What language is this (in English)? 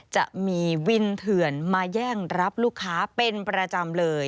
Thai